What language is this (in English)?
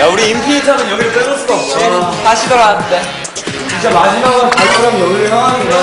Korean